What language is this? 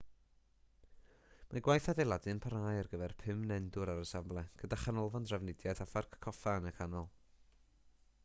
Welsh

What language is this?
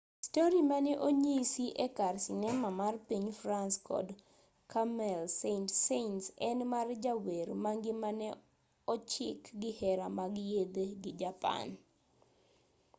Luo (Kenya and Tanzania)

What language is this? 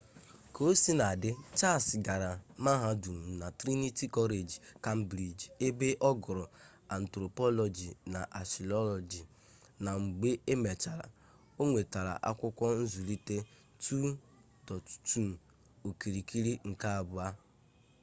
Igbo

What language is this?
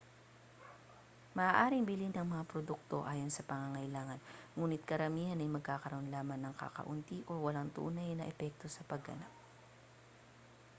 Filipino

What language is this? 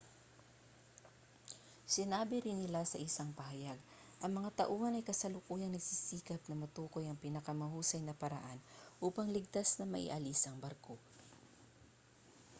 Filipino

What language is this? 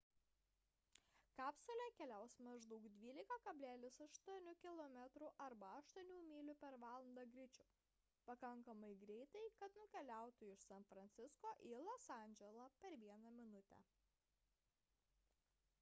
Lithuanian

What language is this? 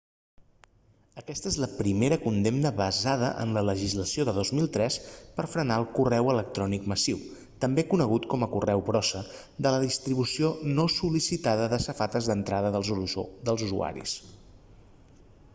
Catalan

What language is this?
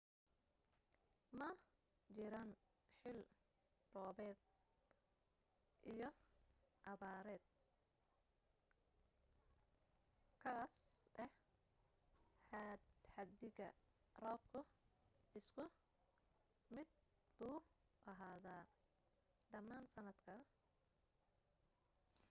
Somali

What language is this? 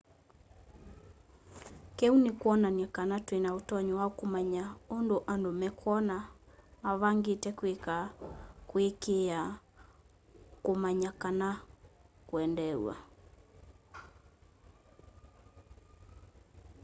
Kamba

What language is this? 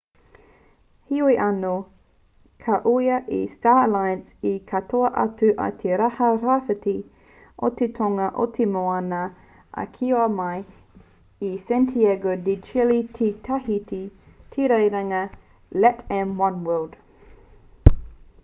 Māori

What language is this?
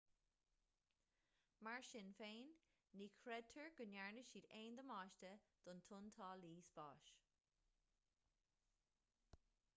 Irish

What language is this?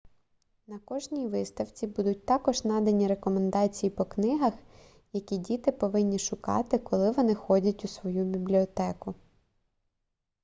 Ukrainian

